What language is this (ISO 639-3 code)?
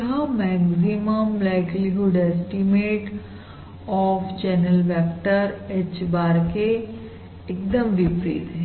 hin